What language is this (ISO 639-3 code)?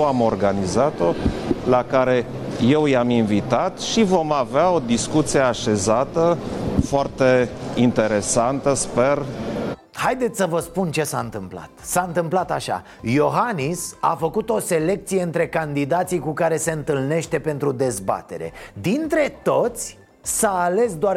ron